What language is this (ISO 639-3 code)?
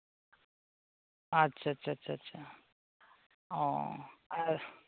sat